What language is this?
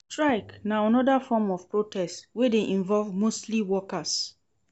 Nigerian Pidgin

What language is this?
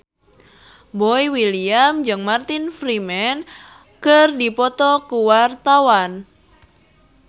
Sundanese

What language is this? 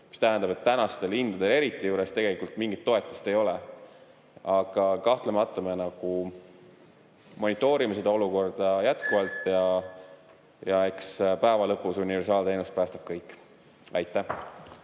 Estonian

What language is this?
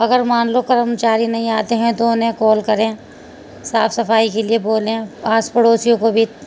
Urdu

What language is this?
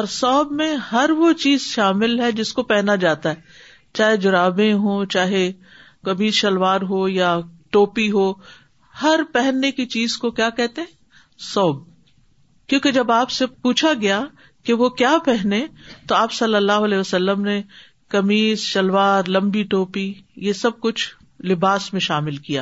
Urdu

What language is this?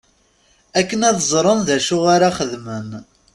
Kabyle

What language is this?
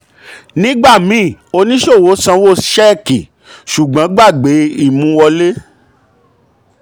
Yoruba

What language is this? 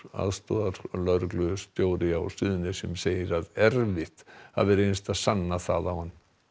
Icelandic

